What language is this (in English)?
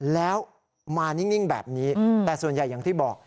Thai